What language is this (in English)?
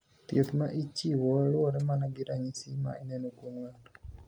Luo (Kenya and Tanzania)